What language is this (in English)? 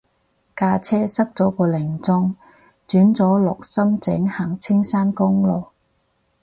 Cantonese